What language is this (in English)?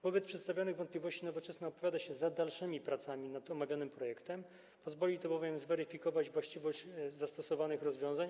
Polish